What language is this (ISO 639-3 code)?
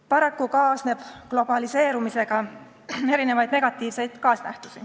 est